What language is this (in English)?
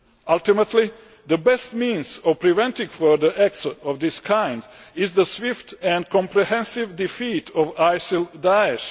English